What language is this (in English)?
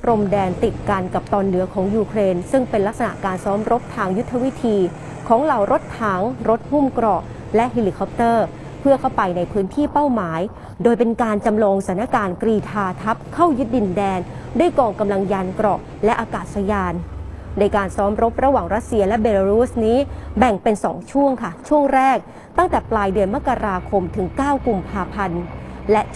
Thai